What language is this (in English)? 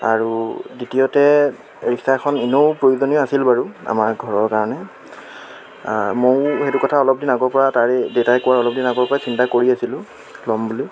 Assamese